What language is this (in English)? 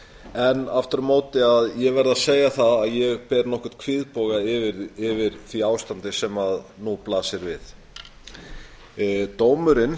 Icelandic